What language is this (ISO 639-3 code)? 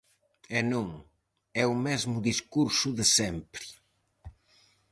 glg